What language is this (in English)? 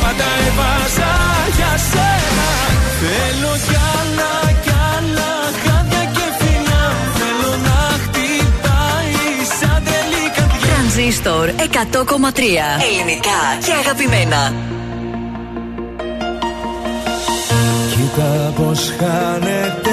Greek